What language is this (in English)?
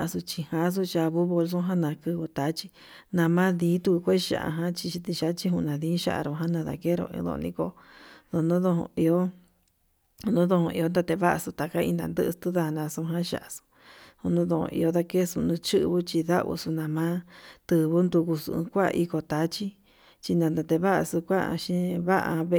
Yutanduchi Mixtec